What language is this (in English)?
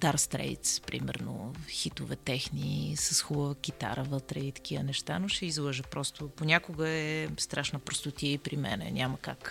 Bulgarian